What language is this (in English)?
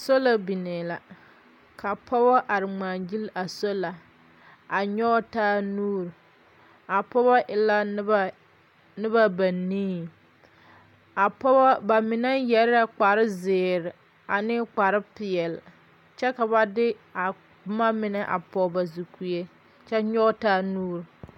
Southern Dagaare